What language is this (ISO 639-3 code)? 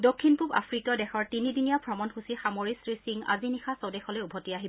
asm